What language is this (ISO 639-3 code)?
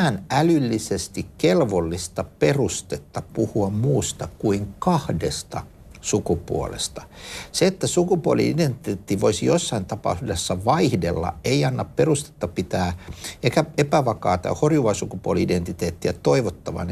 fin